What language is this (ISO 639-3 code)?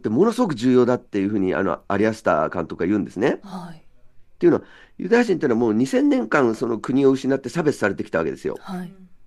jpn